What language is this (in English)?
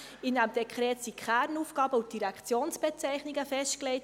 Swiss German